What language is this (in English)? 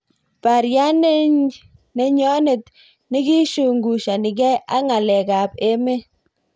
Kalenjin